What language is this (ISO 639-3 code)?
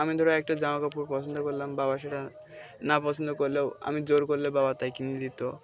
ben